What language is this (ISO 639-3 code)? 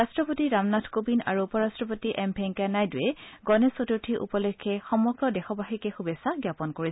asm